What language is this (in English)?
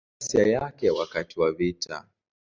Swahili